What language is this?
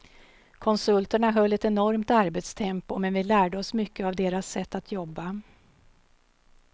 Swedish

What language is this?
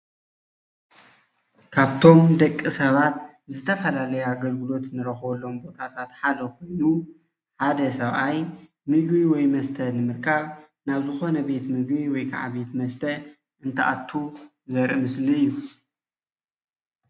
Tigrinya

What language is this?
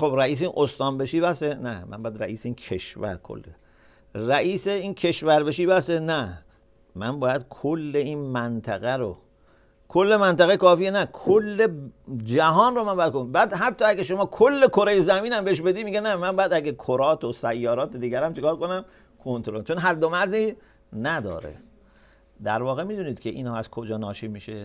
Persian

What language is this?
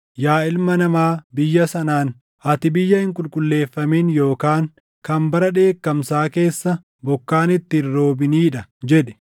Oromo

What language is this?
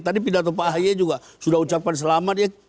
Indonesian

